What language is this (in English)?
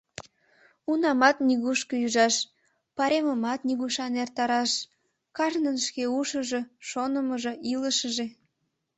Mari